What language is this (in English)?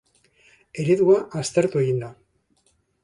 Basque